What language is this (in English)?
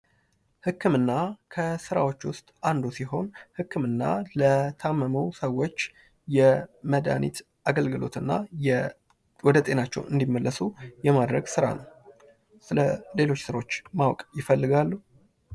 Amharic